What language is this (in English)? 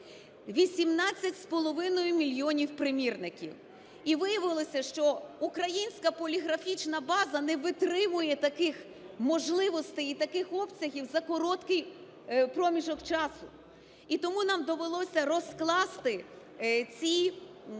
Ukrainian